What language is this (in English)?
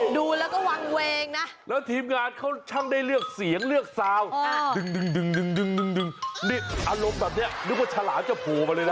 Thai